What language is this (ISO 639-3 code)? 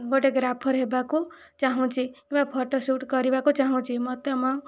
ori